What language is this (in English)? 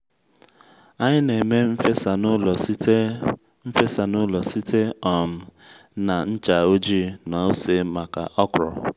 Igbo